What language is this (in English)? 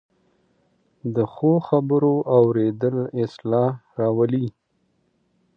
Pashto